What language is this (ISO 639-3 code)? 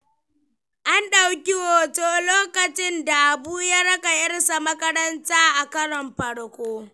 hau